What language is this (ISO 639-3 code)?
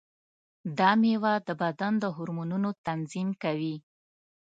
pus